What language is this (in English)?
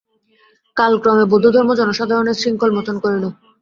Bangla